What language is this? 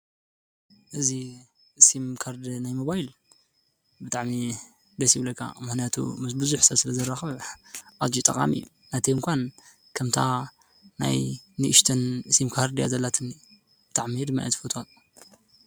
Tigrinya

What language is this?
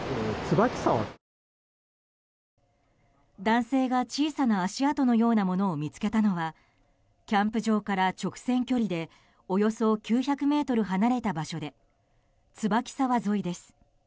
Japanese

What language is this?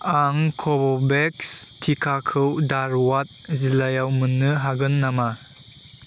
Bodo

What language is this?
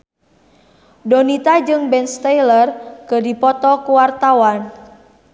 Sundanese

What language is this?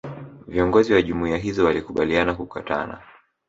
Swahili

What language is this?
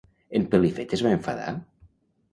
Catalan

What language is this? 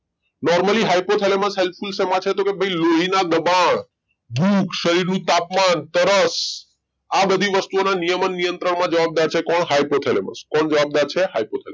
Gujarati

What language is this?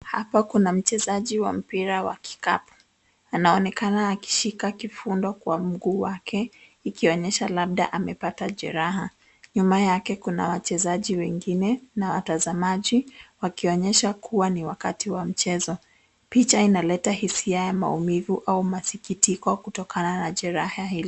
Swahili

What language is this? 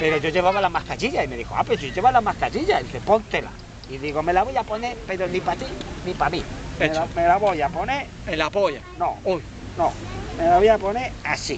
Spanish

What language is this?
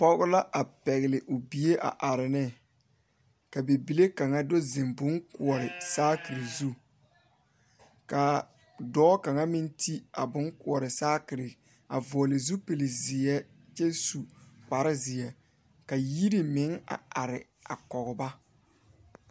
Southern Dagaare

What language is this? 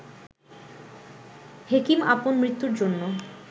Bangla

